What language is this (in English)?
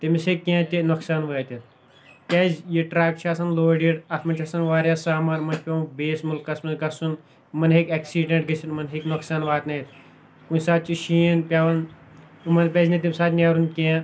Kashmiri